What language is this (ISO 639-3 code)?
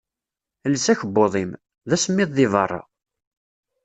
kab